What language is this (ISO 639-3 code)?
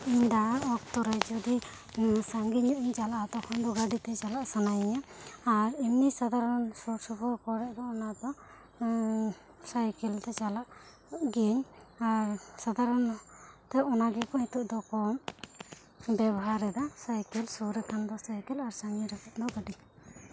sat